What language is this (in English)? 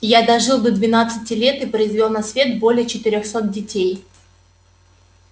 Russian